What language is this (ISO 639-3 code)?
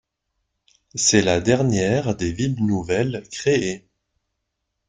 fra